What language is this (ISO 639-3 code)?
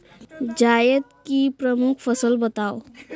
hin